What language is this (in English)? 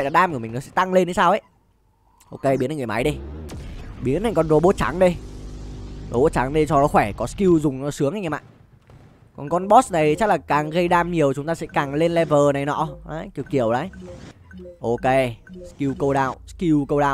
Vietnamese